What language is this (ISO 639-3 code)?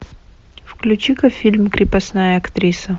rus